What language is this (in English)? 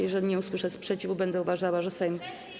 Polish